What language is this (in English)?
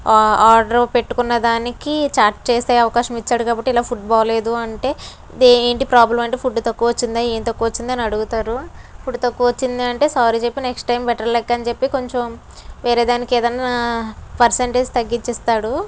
Telugu